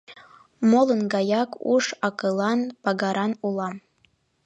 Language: Mari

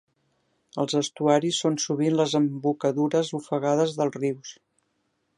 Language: Catalan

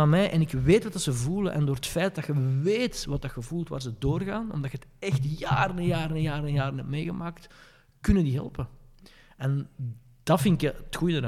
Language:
Dutch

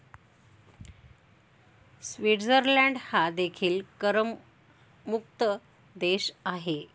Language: Marathi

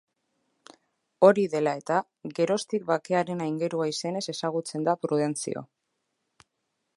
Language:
Basque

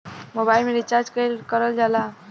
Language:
Bhojpuri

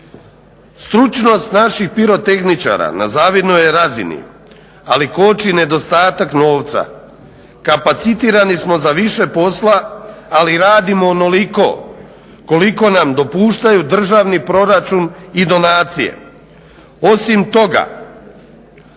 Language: Croatian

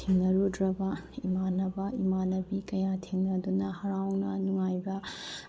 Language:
Manipuri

